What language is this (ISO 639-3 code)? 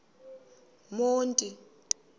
xho